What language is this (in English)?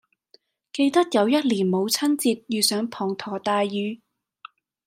Cantonese